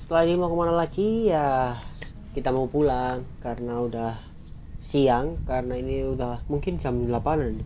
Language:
Indonesian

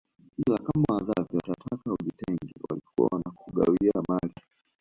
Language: Swahili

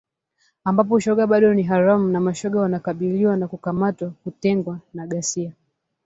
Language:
Swahili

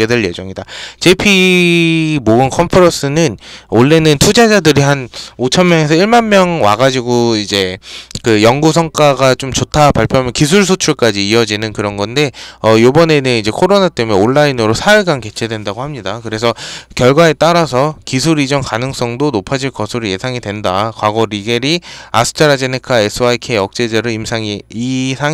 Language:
Korean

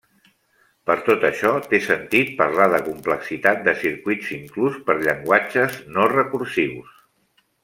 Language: Catalan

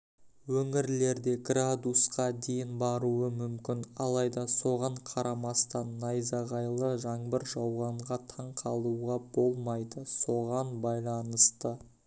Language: Kazakh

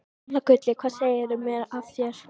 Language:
Icelandic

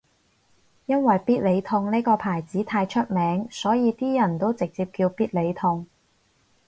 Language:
Cantonese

